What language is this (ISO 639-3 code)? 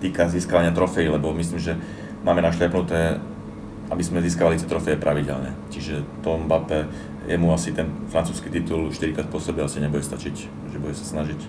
slk